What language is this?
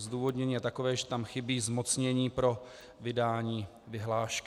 Czech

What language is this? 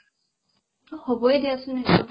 Assamese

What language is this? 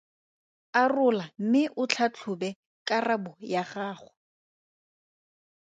Tswana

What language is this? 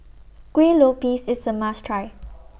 English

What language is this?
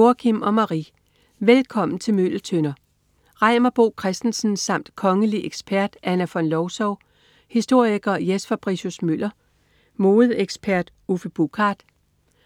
Danish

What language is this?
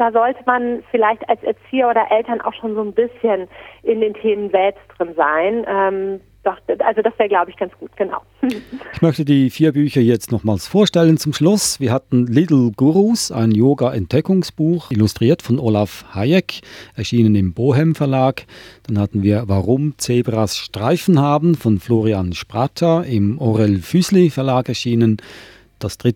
German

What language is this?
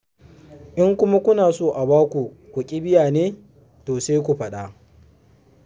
Hausa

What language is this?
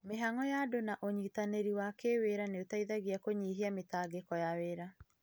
Kikuyu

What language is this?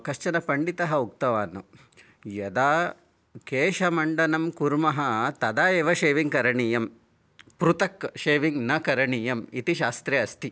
Sanskrit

